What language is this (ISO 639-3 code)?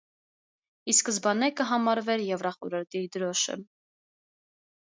hye